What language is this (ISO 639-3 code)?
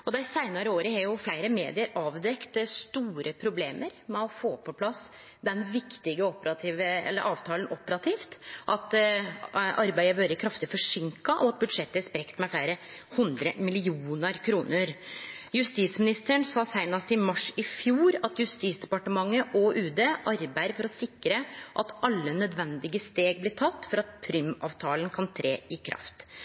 nno